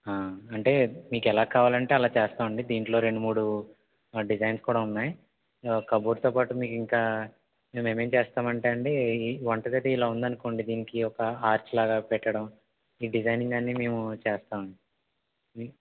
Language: Telugu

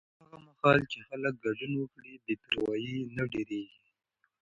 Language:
Pashto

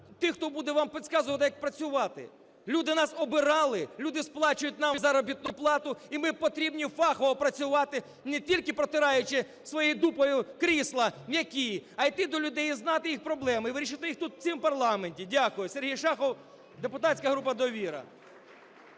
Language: Ukrainian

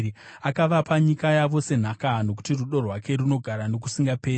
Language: Shona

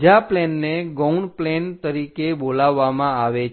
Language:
Gujarati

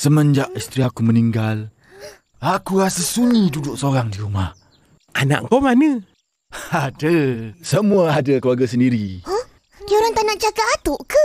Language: Malay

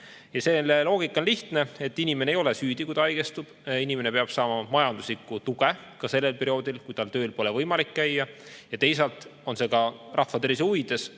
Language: Estonian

